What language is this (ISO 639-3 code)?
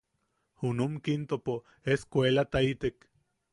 yaq